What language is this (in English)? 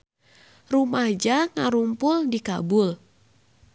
Sundanese